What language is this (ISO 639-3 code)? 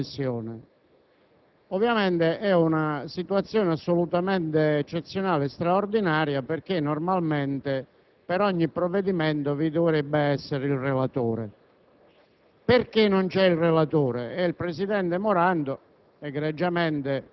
ita